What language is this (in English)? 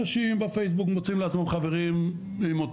Hebrew